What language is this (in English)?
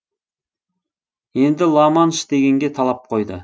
Kazakh